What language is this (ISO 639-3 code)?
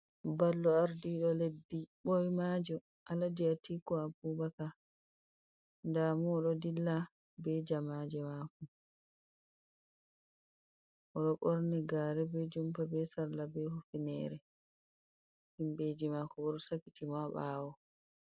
ful